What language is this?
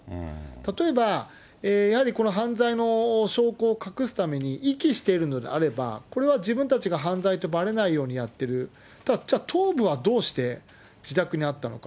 Japanese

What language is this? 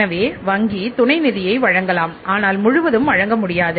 Tamil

